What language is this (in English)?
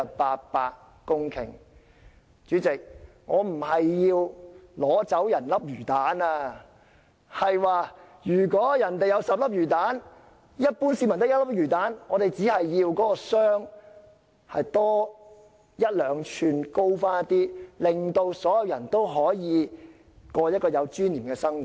Cantonese